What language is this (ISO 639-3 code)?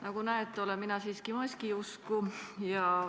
est